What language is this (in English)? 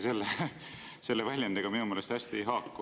Estonian